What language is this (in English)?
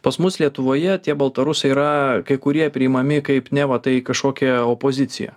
Lithuanian